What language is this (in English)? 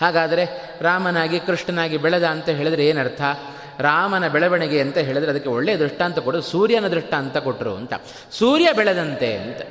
Kannada